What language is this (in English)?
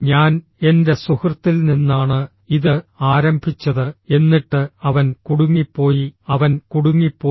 Malayalam